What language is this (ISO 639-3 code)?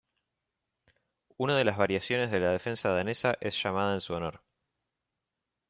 spa